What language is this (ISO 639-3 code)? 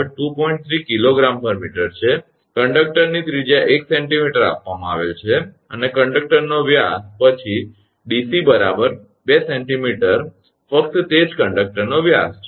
guj